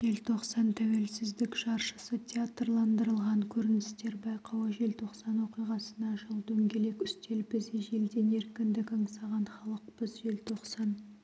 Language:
Kazakh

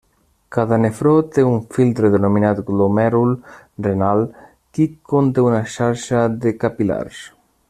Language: Catalan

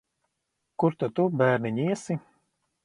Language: Latvian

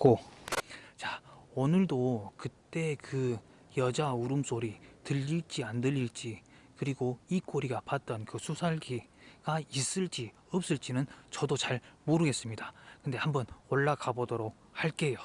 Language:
Korean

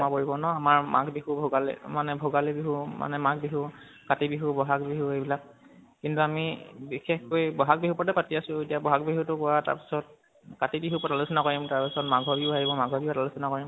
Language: Assamese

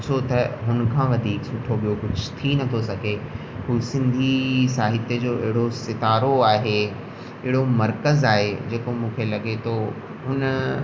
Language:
Sindhi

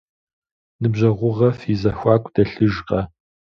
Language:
Kabardian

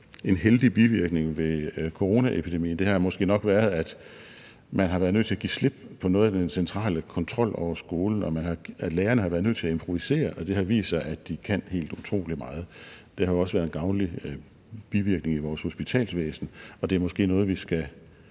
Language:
Danish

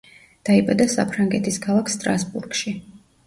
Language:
Georgian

